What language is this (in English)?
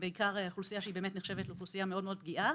Hebrew